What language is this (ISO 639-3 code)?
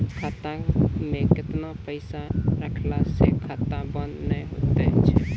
mai